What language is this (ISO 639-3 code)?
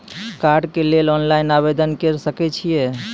mai